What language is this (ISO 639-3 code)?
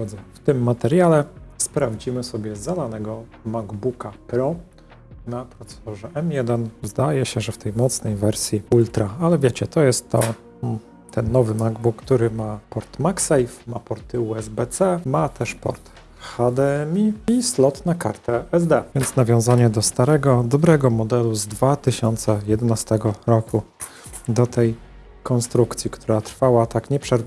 pol